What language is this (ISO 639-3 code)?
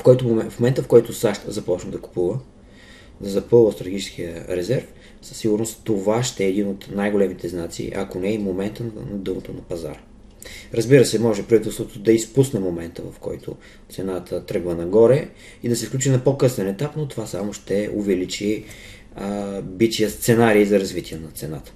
bul